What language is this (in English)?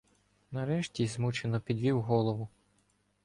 Ukrainian